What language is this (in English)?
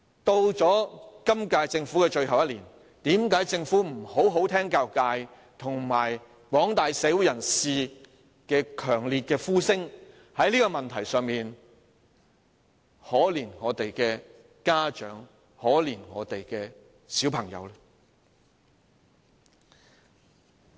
Cantonese